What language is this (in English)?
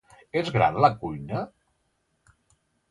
Catalan